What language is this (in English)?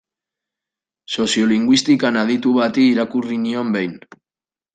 Basque